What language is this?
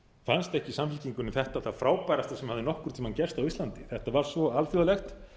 Icelandic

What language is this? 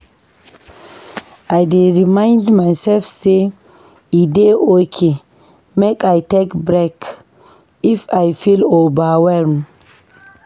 Nigerian Pidgin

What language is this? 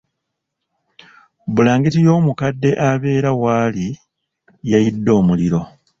Ganda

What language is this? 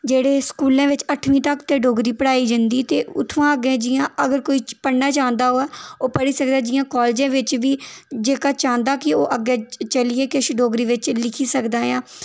Dogri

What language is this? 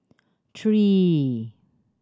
English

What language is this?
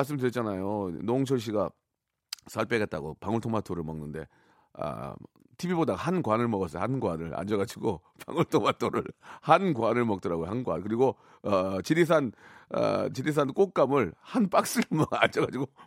Korean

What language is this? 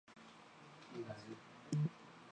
Chinese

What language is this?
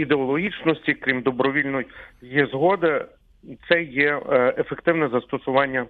Ukrainian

